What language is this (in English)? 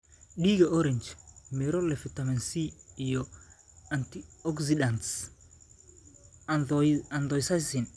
Somali